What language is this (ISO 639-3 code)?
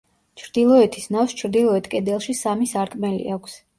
kat